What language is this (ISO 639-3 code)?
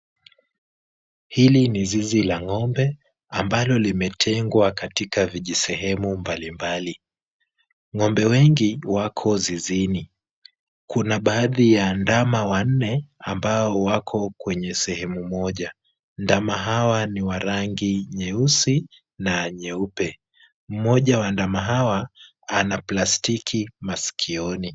swa